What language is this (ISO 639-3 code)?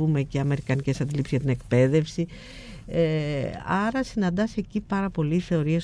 ell